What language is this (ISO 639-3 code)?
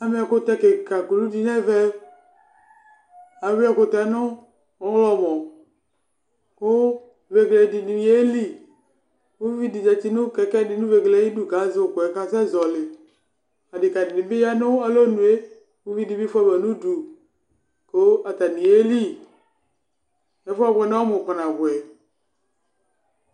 kpo